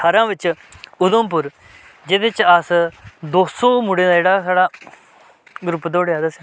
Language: Dogri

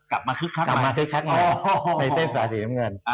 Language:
Thai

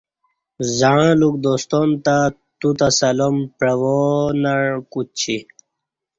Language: Kati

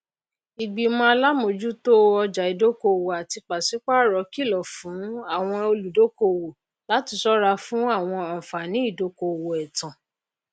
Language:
Yoruba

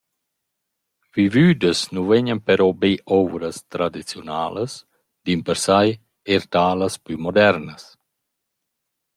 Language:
Romansh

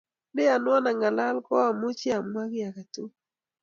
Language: Kalenjin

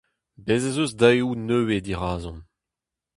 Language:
Breton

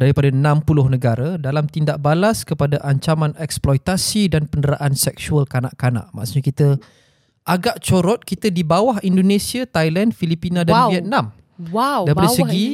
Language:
Malay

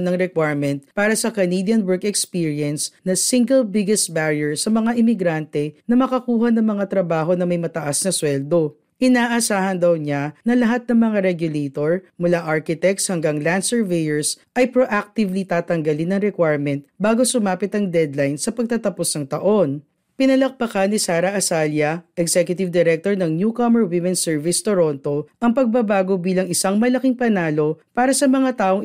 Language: Filipino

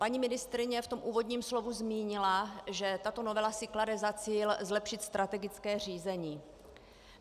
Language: Czech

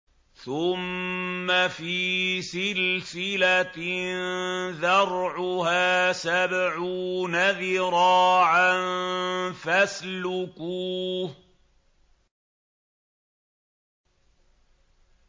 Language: Arabic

